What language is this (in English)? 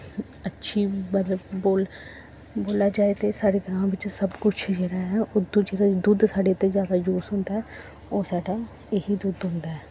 Dogri